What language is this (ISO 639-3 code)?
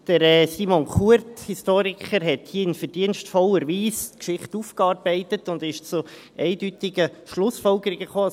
gsw